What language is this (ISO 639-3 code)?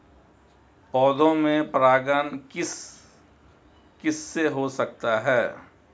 hin